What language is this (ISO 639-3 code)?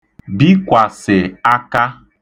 ibo